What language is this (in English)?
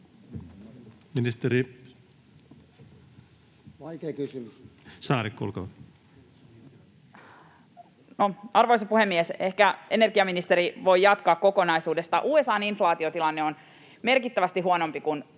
Finnish